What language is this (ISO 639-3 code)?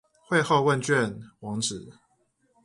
zho